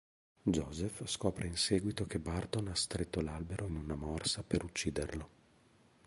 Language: Italian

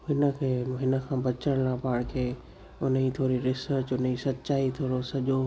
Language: Sindhi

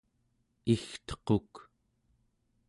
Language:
Central Yupik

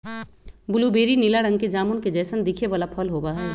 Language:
Magahi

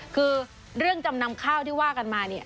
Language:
Thai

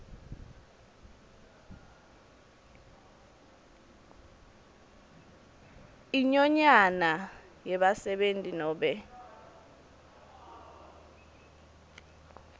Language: Swati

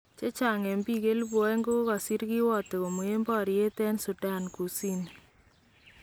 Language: Kalenjin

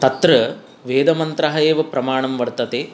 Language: Sanskrit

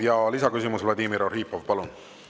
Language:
Estonian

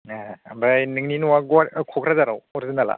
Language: Bodo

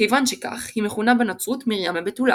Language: Hebrew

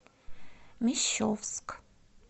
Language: Russian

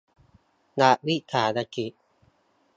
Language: Thai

